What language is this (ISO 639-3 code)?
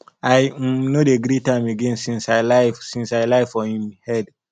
pcm